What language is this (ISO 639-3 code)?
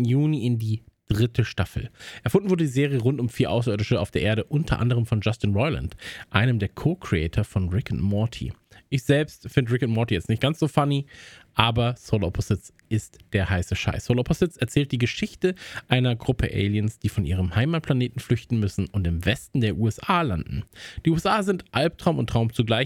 deu